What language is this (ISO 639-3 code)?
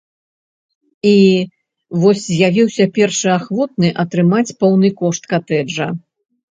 bel